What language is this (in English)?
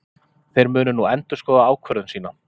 Icelandic